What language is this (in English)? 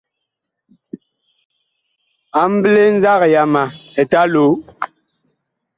Bakoko